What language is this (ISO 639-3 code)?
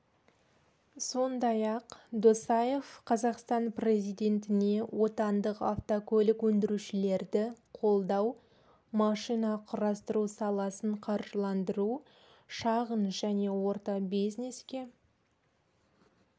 kaz